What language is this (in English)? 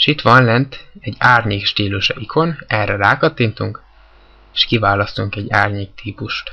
Hungarian